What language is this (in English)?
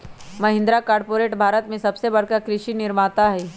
Magahi